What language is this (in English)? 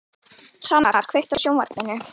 Icelandic